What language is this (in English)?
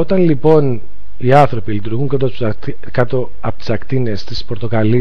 Greek